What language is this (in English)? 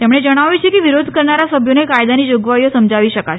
Gujarati